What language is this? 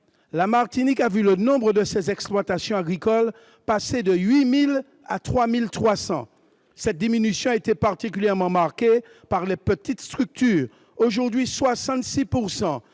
French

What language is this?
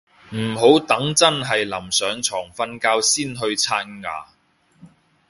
Cantonese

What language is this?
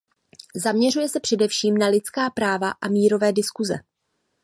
Czech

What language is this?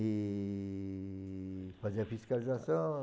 Portuguese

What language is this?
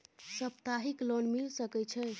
Maithili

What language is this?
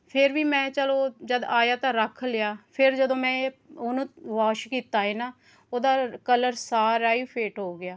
Punjabi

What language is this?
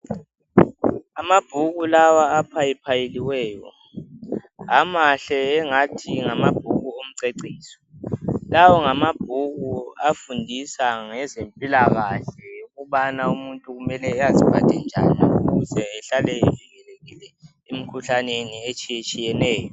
North Ndebele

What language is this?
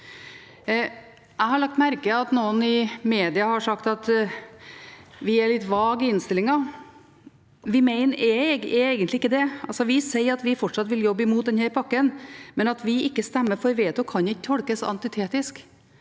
Norwegian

